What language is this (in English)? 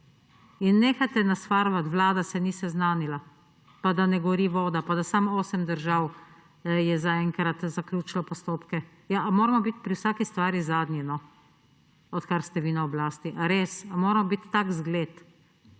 Slovenian